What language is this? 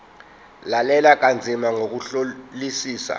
Zulu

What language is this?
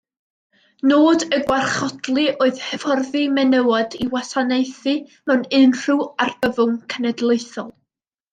Welsh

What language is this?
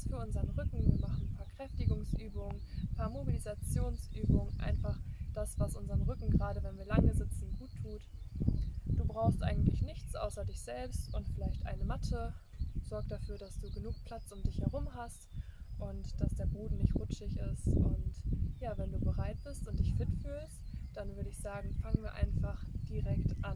German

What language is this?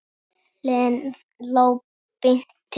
Icelandic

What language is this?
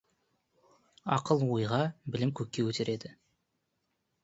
Kazakh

